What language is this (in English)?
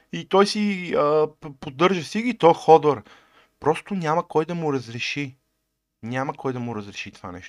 Bulgarian